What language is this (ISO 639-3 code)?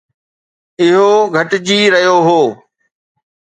snd